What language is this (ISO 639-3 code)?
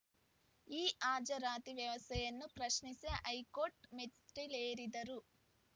kan